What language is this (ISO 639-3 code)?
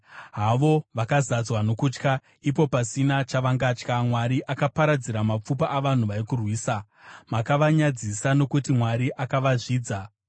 sna